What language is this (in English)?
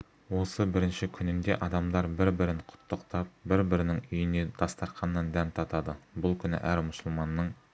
Kazakh